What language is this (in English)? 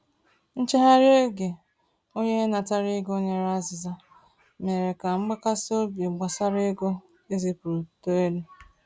Igbo